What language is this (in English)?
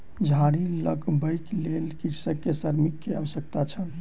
Maithili